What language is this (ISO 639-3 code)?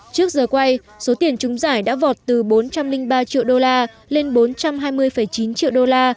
vie